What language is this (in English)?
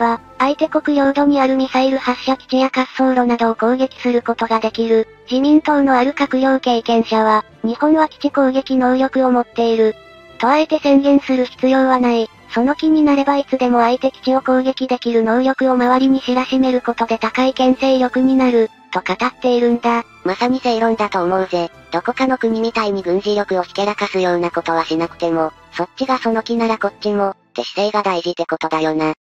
Japanese